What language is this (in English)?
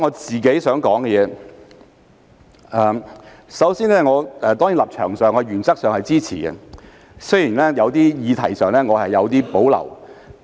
Cantonese